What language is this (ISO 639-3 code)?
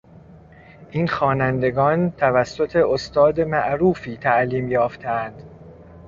fas